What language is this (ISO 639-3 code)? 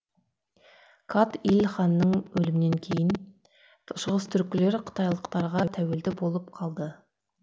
kaz